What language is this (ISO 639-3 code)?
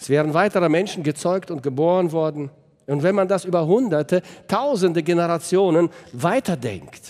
deu